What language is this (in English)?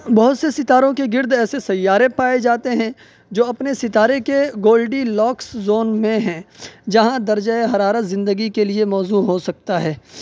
Urdu